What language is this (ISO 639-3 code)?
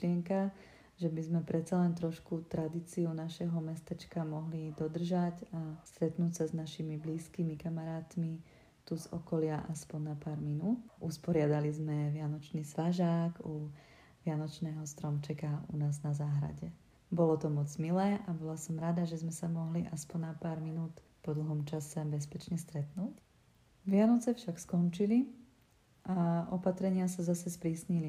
ces